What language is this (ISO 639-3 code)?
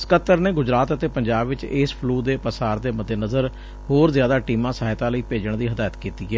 pan